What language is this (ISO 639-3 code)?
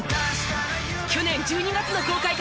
jpn